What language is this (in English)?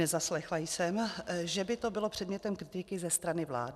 Czech